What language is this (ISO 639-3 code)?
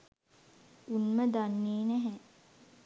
sin